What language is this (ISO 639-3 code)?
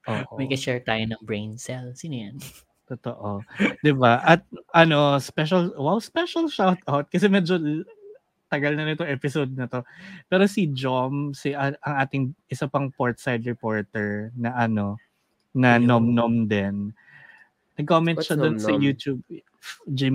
fil